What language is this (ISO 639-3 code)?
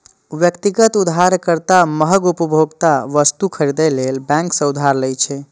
mai